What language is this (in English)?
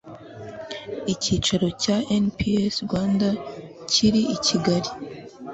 Kinyarwanda